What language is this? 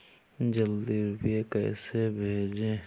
Hindi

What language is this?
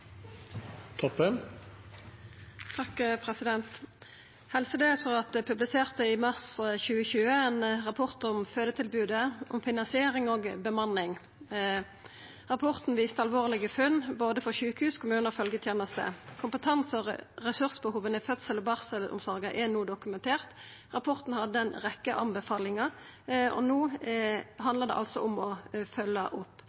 Norwegian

